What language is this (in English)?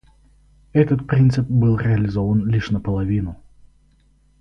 Russian